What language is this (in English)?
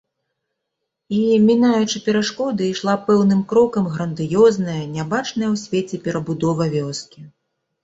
Belarusian